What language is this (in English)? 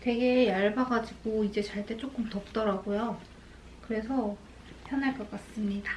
Korean